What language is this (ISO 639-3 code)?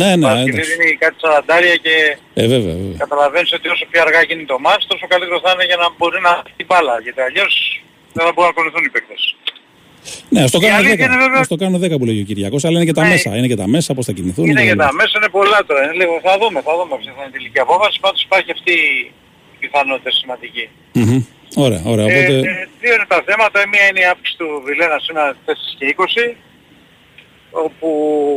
ell